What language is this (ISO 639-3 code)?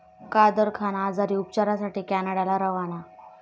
mar